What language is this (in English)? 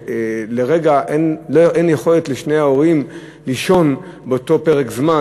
Hebrew